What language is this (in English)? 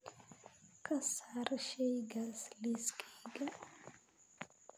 Somali